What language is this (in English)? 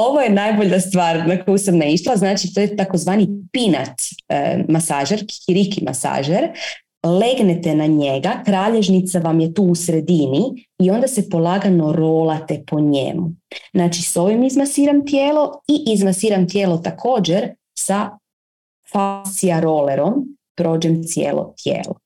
Croatian